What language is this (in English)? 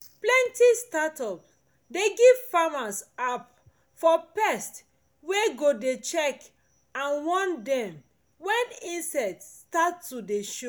Nigerian Pidgin